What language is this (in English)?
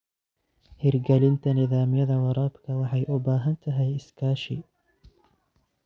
Somali